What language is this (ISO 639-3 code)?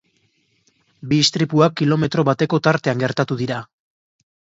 eus